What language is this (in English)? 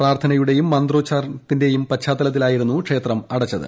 Malayalam